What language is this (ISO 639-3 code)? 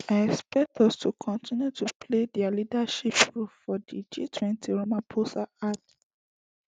pcm